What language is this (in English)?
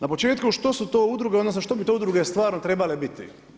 Croatian